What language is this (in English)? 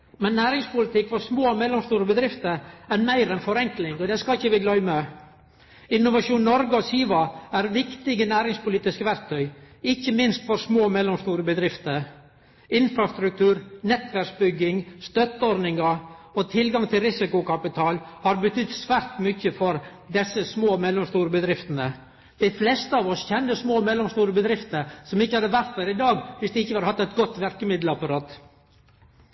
Norwegian Nynorsk